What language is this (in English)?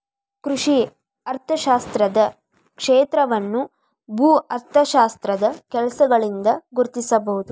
Kannada